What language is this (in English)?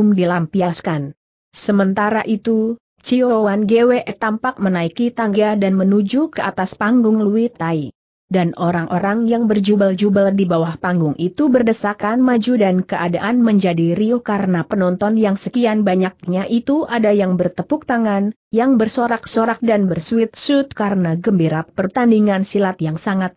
Indonesian